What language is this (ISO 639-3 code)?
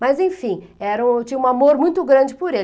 por